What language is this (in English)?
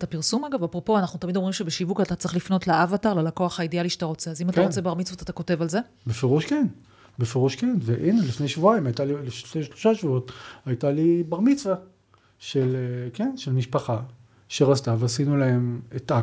Hebrew